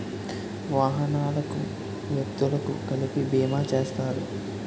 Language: Telugu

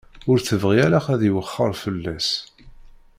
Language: Kabyle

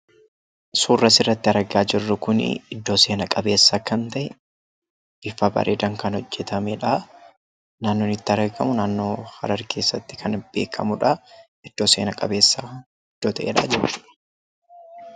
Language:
Oromo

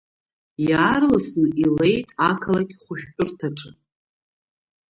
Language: Abkhazian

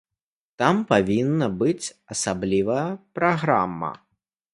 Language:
Belarusian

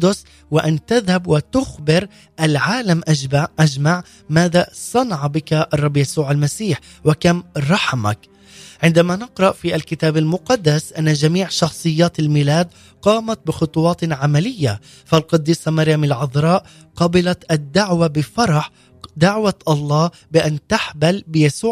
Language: Arabic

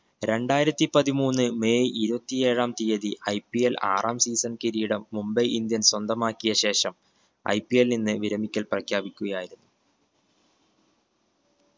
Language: Malayalam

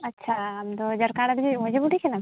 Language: Santali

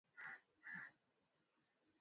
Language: Swahili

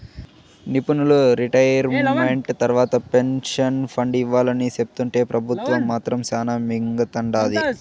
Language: Telugu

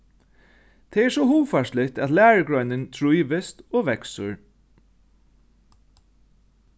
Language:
Faroese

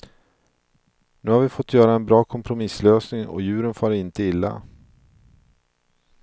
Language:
Swedish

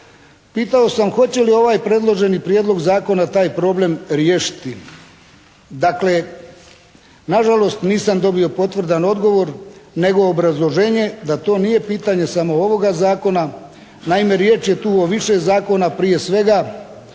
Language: Croatian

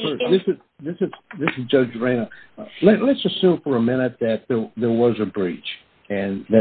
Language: English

